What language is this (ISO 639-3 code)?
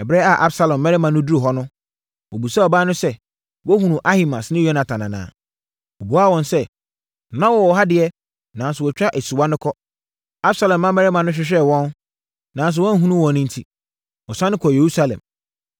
aka